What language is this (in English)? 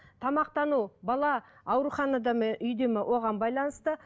Kazakh